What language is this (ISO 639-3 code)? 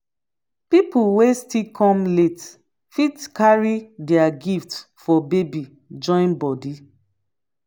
pcm